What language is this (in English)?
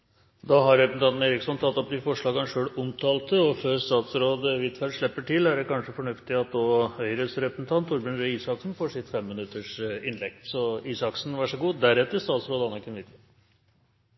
Norwegian Bokmål